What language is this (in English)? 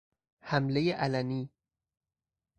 Persian